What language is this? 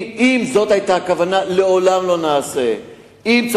Hebrew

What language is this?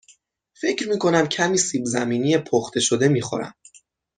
Persian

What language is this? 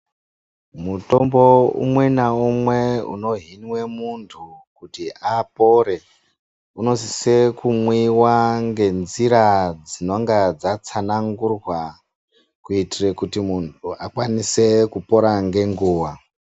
Ndau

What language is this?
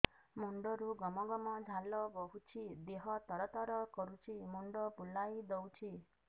Odia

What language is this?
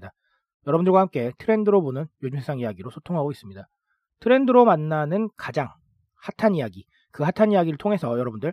Korean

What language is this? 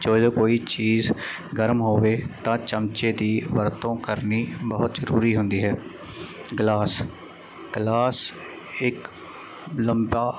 Punjabi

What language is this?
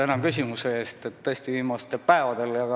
Estonian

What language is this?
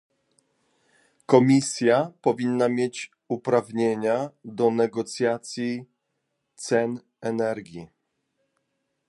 Polish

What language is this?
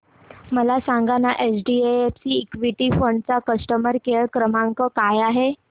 Marathi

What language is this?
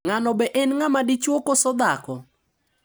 Luo (Kenya and Tanzania)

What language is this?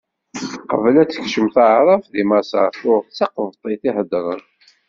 Kabyle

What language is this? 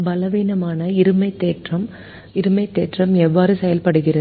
Tamil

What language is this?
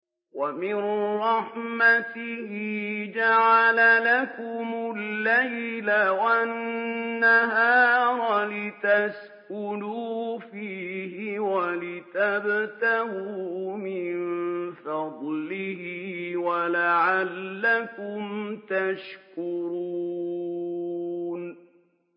Arabic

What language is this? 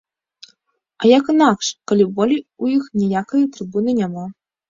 Belarusian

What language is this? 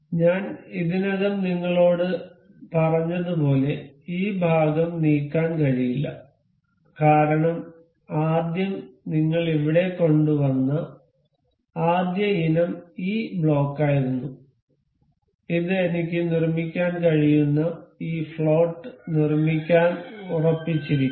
Malayalam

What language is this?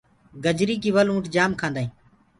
Gurgula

